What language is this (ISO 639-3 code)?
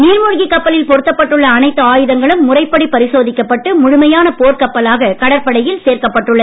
tam